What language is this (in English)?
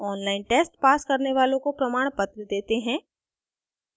Hindi